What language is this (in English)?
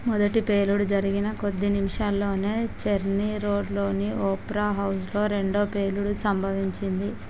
Telugu